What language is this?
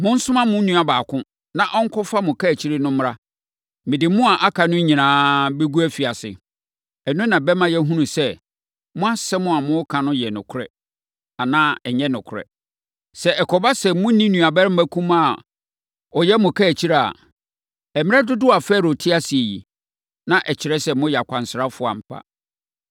Akan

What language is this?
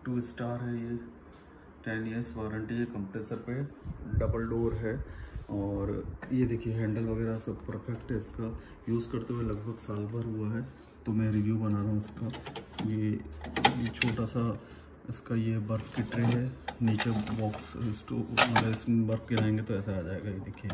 Hindi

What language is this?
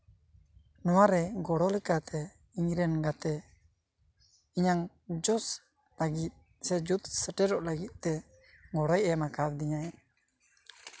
Santali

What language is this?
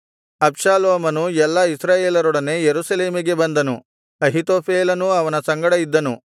Kannada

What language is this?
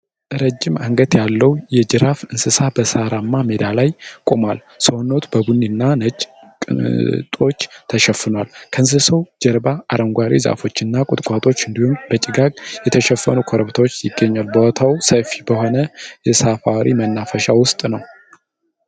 Amharic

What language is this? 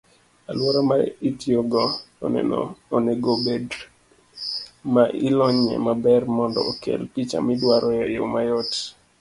Luo (Kenya and Tanzania)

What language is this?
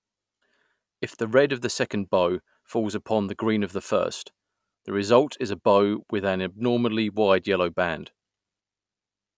English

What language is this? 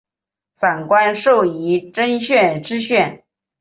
Chinese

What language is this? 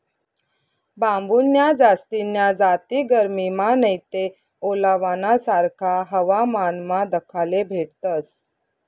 Marathi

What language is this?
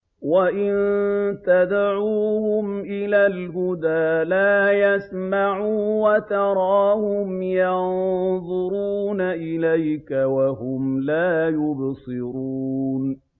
Arabic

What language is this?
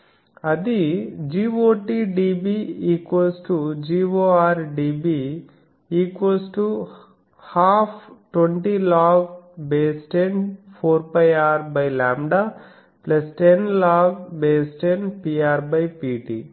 Telugu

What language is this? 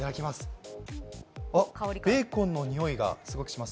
Japanese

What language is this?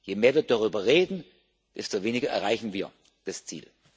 German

